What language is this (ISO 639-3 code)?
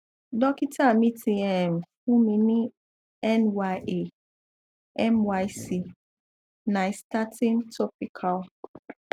yor